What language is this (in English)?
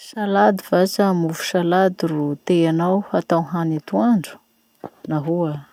Masikoro Malagasy